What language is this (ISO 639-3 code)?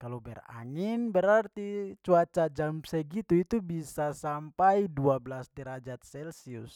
pmy